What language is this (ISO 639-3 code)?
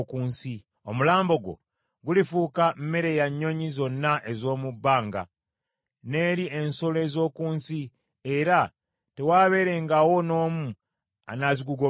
lug